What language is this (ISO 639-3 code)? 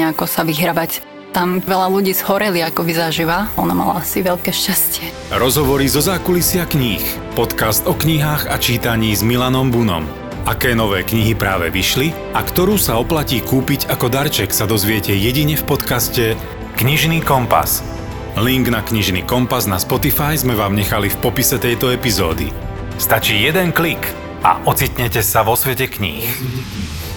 slk